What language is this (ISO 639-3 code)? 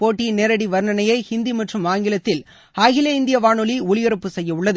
tam